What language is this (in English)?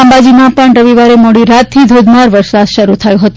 Gujarati